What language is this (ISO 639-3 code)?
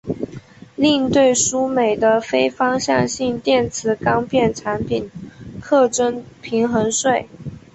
zho